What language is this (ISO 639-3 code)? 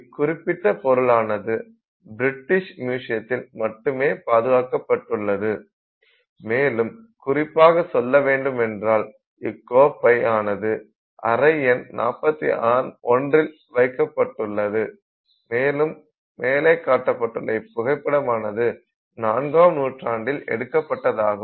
tam